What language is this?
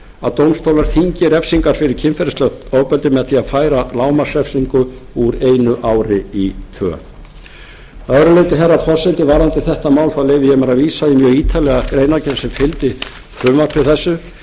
Icelandic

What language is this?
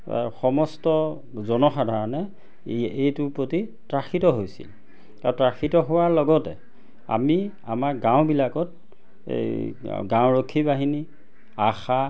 Assamese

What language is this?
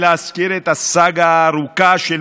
Hebrew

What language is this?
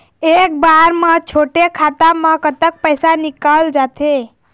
Chhattisgarhi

